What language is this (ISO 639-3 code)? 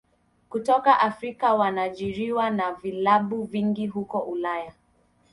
swa